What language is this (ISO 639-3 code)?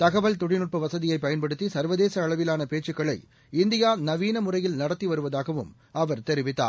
tam